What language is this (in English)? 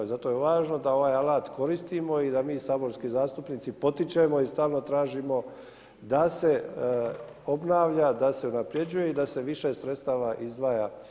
Croatian